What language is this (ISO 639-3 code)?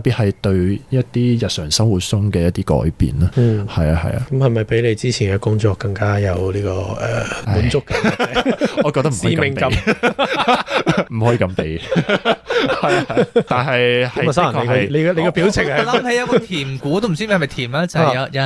zho